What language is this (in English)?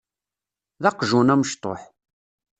Kabyle